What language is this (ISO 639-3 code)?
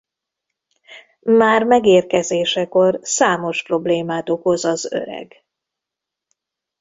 hun